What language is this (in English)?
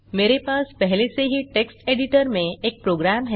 Hindi